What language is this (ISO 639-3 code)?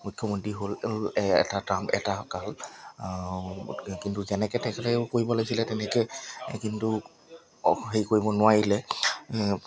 asm